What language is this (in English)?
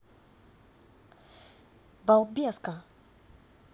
Russian